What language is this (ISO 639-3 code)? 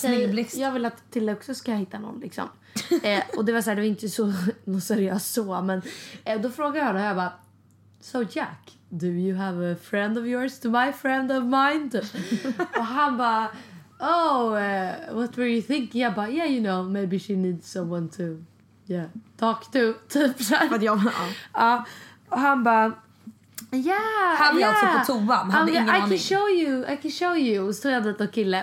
swe